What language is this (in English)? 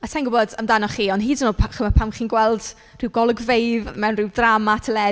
Welsh